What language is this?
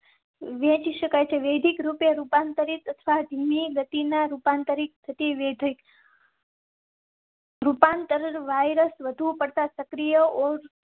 Gujarati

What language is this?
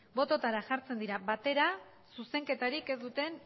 Basque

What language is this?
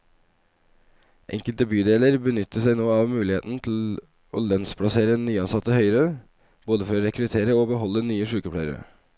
Norwegian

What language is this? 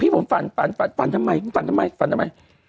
Thai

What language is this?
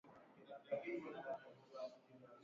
Swahili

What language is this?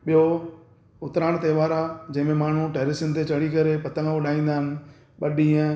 Sindhi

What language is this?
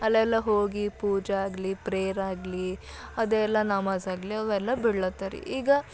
Kannada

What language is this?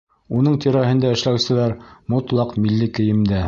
Bashkir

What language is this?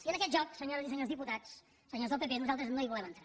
Catalan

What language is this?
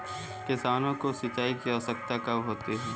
Hindi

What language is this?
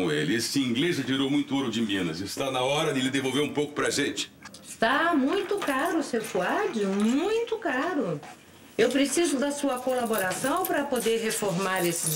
Portuguese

